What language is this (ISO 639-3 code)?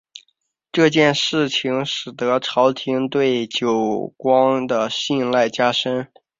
zho